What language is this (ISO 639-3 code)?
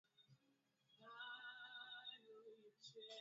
swa